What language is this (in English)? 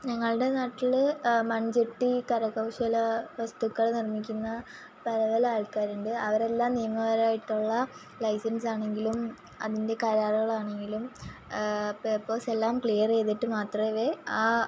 Malayalam